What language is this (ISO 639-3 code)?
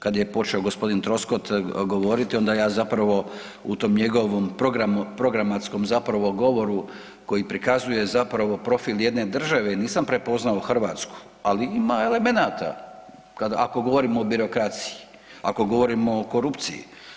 hrv